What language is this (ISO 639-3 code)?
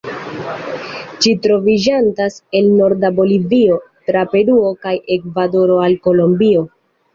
epo